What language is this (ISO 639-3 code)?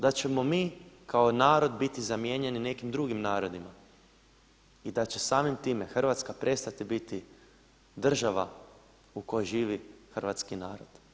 hrv